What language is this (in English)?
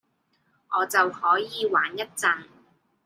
Cantonese